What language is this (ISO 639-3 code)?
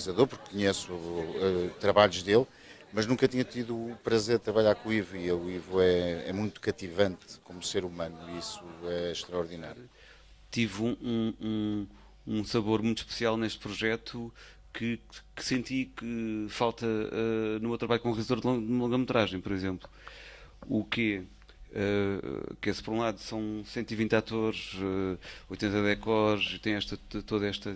por